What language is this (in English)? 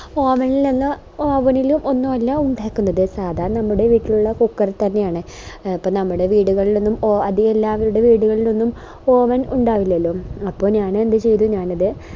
Malayalam